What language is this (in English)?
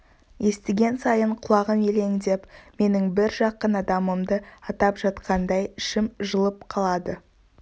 Kazakh